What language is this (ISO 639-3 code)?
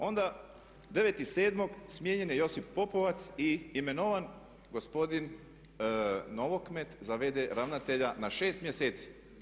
hrv